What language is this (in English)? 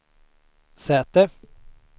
Swedish